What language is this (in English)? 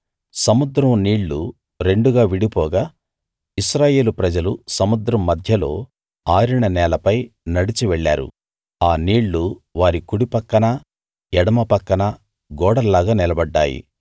Telugu